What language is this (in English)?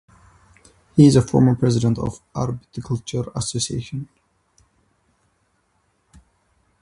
English